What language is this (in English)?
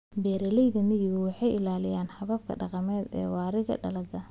Somali